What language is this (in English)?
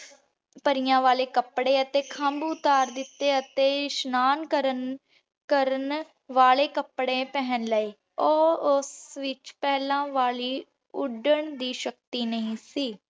Punjabi